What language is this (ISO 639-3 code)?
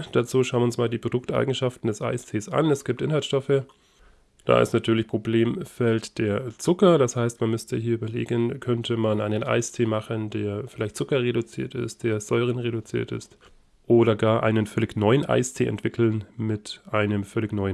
deu